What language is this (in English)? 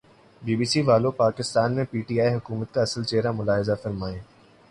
Urdu